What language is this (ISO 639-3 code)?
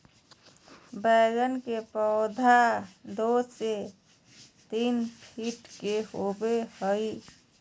mag